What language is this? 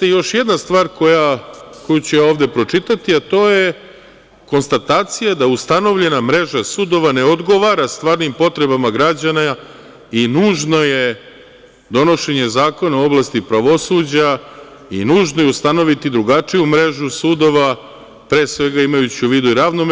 Serbian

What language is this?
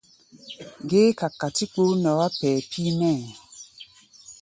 Gbaya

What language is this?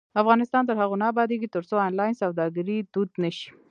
Pashto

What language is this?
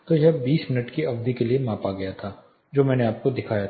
Hindi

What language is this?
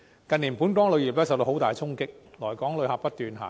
Cantonese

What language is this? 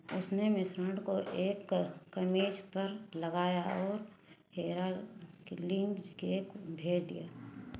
Hindi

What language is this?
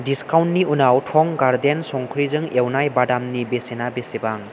Bodo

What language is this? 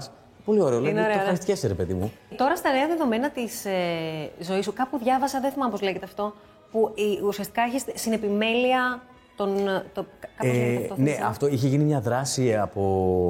Greek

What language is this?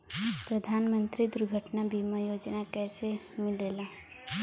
Bhojpuri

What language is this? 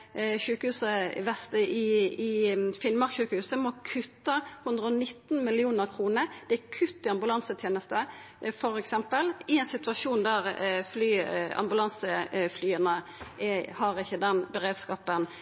Norwegian Nynorsk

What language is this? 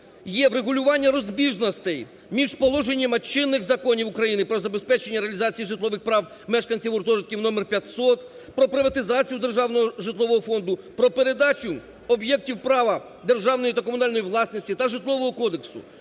Ukrainian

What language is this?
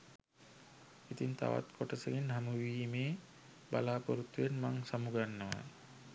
Sinhala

